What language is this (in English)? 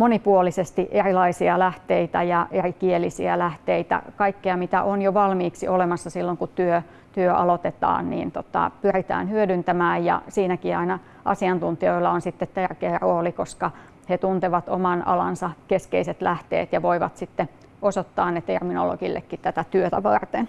Finnish